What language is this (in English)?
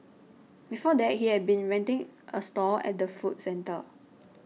English